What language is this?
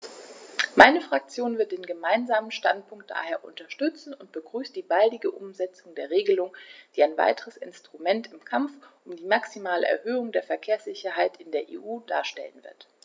German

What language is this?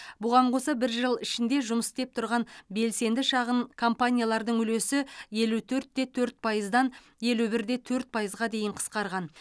Kazakh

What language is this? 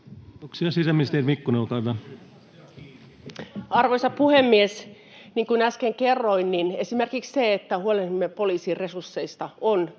Finnish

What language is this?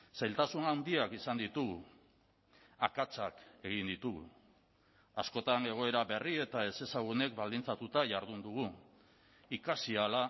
Basque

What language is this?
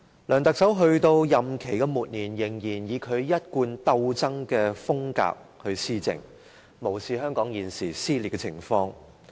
Cantonese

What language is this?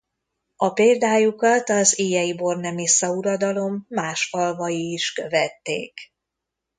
Hungarian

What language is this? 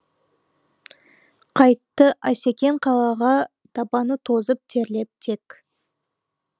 Kazakh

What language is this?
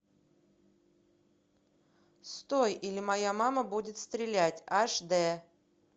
Russian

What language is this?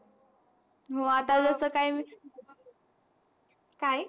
Marathi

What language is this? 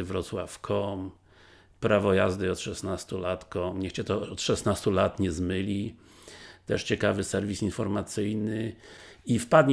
Polish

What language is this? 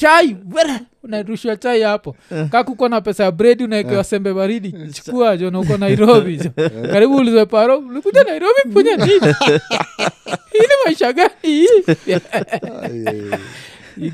Swahili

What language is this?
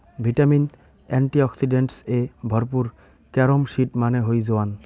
Bangla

